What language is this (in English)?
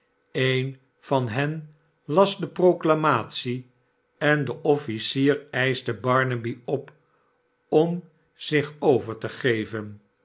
Dutch